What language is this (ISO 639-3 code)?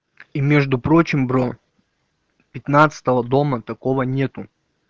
rus